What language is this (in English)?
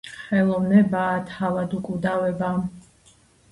Georgian